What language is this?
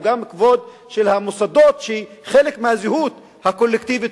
Hebrew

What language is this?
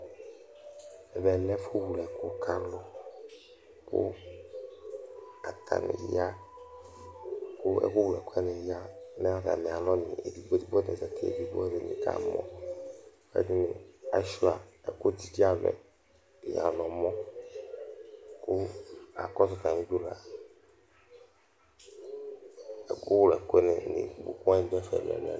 Ikposo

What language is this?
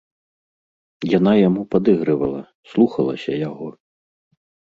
Belarusian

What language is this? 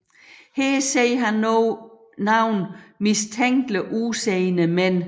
Danish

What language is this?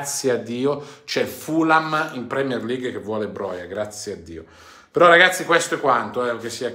Italian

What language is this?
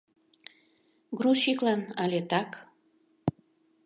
Mari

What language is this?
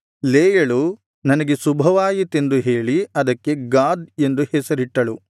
Kannada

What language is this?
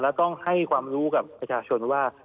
Thai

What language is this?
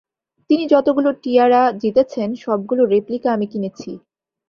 Bangla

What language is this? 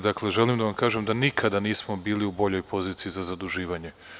Serbian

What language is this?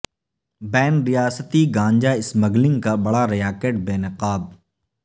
Urdu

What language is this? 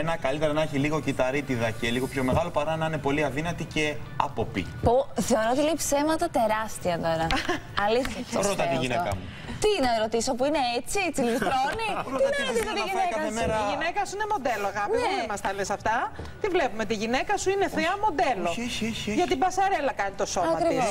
Greek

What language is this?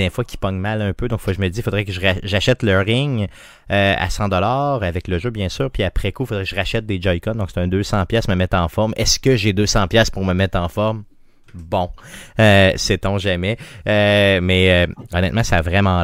French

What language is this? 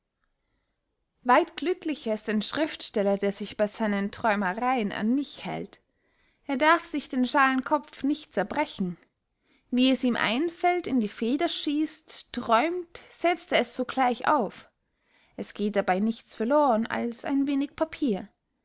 German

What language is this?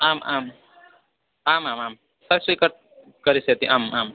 Sanskrit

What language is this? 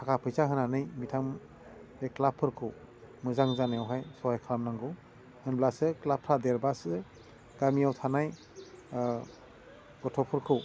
Bodo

